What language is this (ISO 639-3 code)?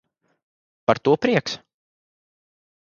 lav